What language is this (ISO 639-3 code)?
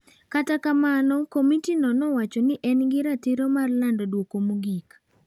luo